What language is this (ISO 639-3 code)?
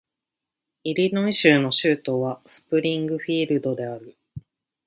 jpn